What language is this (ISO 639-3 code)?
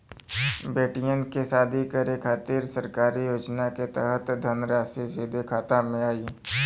bho